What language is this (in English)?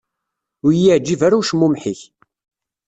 Kabyle